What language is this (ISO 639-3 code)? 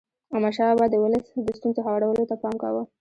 pus